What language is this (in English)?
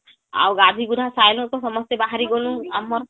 Odia